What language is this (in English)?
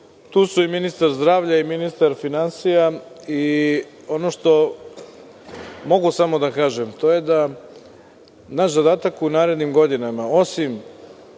Serbian